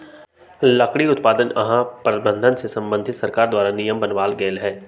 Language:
Magahi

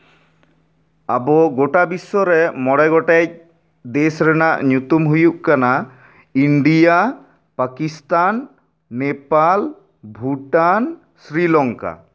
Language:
Santali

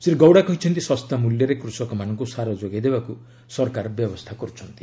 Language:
Odia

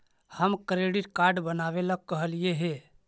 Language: Magahi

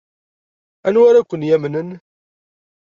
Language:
Kabyle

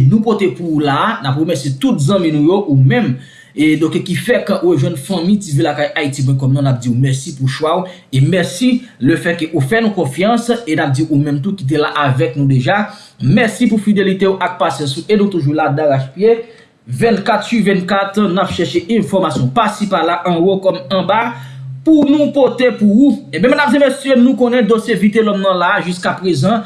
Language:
French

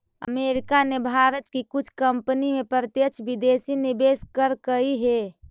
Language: Magahi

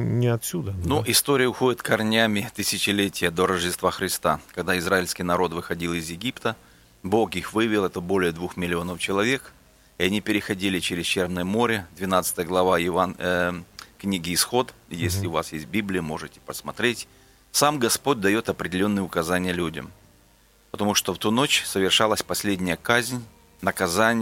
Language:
Russian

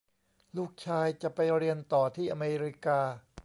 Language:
Thai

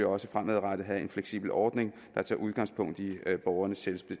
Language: Danish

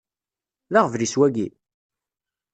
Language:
Kabyle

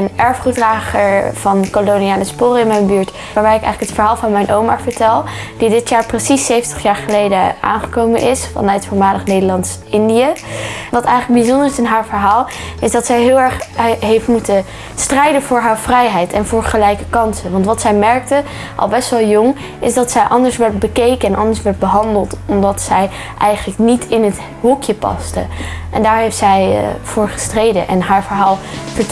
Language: Dutch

